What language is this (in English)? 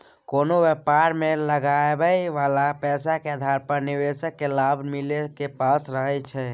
Maithili